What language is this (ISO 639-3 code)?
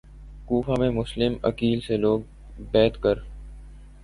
urd